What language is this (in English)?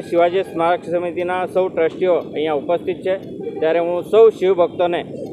Hindi